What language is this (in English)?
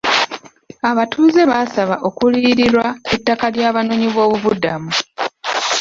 Ganda